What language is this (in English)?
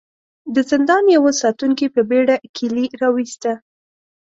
Pashto